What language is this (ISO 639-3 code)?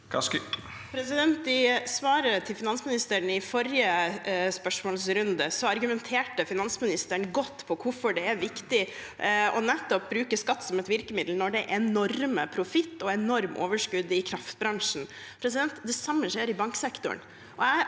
nor